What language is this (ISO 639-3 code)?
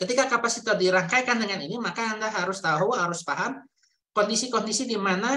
ind